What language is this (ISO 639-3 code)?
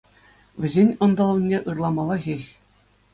chv